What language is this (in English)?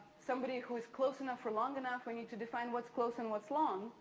English